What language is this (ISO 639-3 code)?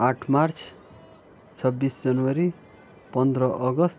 nep